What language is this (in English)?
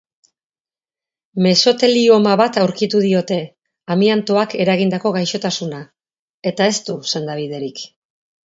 Basque